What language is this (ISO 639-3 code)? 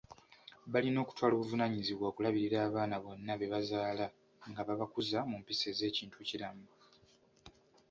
lug